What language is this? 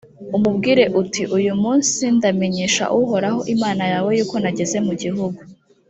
Kinyarwanda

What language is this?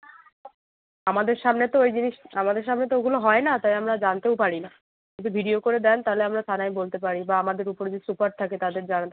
Bangla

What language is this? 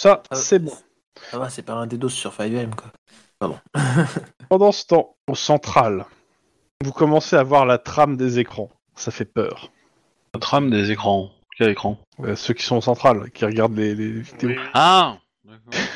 French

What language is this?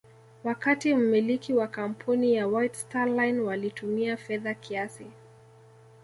Swahili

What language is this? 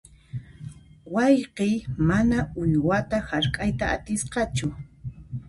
Puno Quechua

